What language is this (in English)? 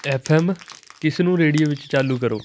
Punjabi